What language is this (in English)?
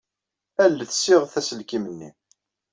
Kabyle